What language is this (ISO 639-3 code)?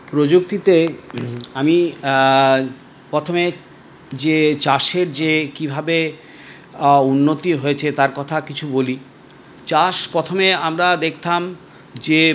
ben